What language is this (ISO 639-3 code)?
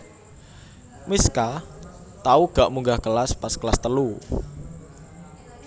jav